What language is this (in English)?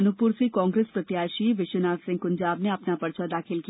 Hindi